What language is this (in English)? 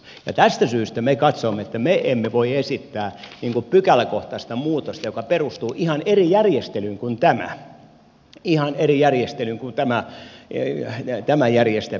Finnish